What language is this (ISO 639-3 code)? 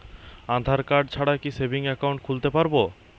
ben